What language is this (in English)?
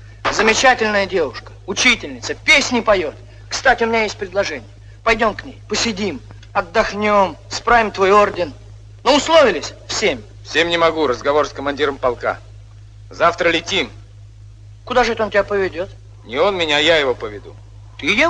Russian